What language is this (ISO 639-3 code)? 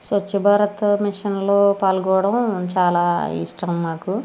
tel